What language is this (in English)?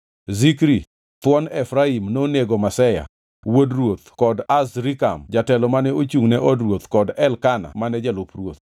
Luo (Kenya and Tanzania)